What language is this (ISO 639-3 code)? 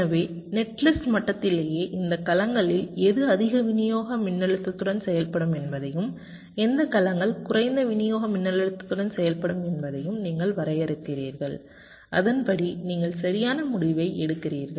tam